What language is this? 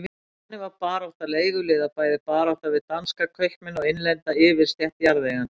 Icelandic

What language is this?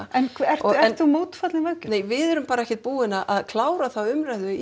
Icelandic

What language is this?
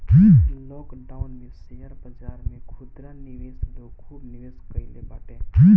Bhojpuri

